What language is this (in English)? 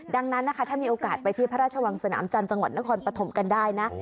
Thai